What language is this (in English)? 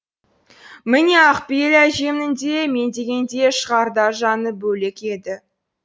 Kazakh